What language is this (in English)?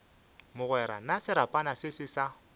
Northern Sotho